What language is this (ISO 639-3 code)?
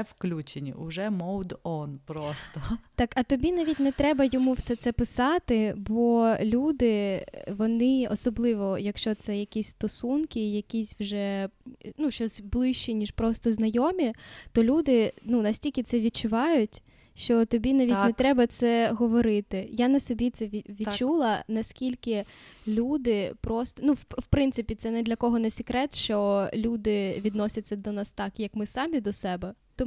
ukr